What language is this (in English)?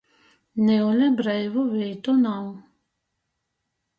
Latgalian